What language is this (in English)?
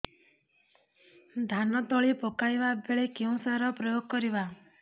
Odia